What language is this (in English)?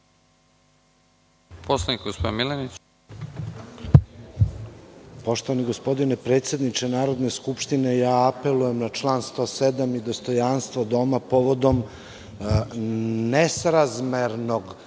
Serbian